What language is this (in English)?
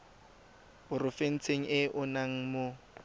Tswana